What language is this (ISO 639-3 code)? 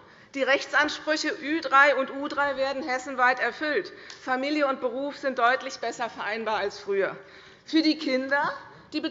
deu